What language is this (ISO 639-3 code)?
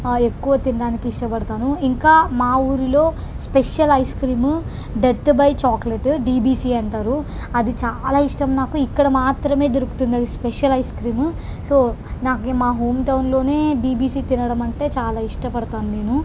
tel